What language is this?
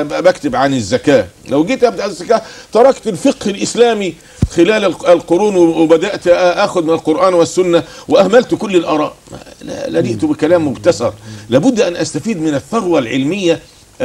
Arabic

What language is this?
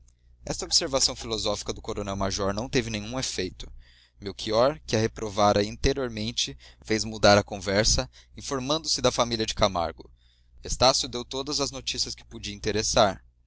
Portuguese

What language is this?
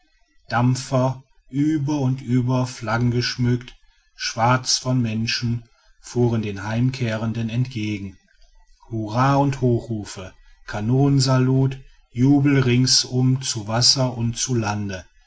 German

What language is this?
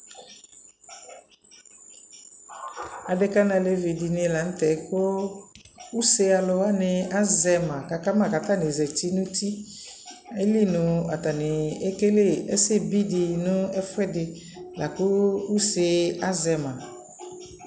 Ikposo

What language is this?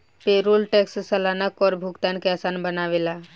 Bhojpuri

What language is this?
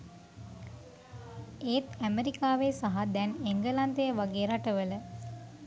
Sinhala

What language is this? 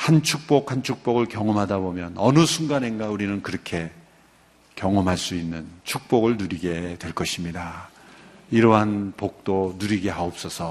Korean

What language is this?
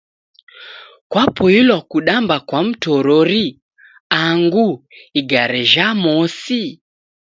Taita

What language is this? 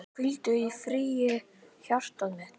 Icelandic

